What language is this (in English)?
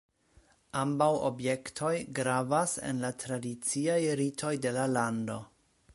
Esperanto